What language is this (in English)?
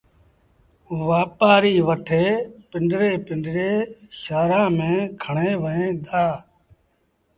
Sindhi Bhil